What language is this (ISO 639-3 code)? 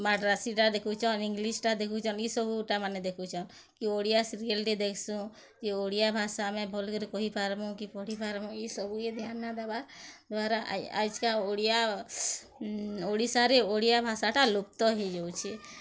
ori